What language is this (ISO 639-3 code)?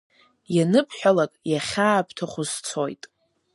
abk